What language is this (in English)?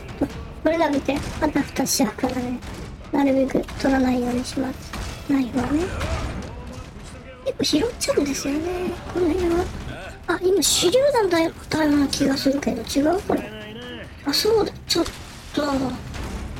Japanese